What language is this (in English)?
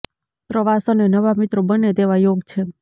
Gujarati